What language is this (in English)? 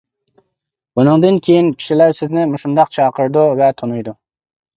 Uyghur